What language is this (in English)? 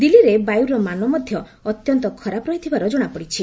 Odia